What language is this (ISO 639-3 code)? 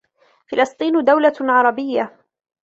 ara